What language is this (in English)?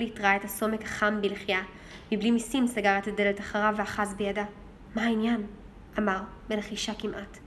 Hebrew